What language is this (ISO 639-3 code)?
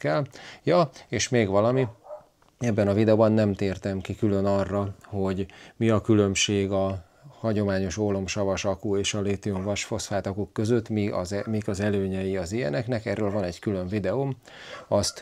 hun